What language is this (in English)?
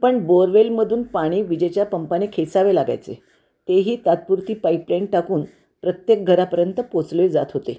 Marathi